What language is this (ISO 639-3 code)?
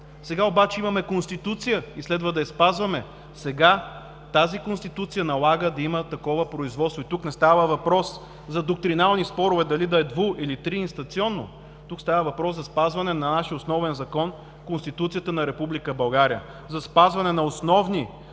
bul